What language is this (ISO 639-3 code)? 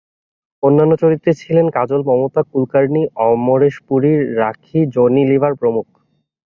ben